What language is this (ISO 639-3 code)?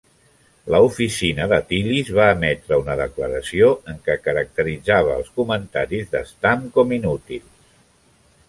cat